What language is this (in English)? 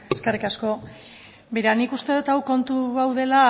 Basque